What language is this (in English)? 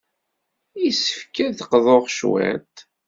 Kabyle